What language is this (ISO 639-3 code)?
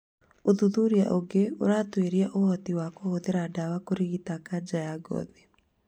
kik